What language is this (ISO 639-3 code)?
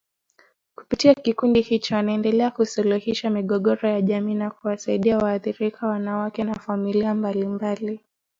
swa